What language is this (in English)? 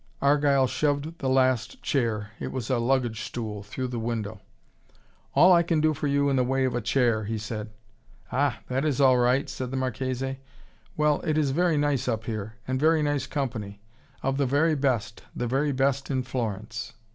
English